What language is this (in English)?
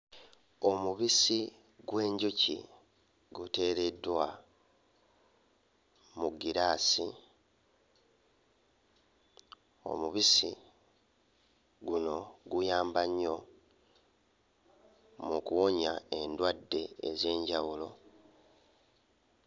Ganda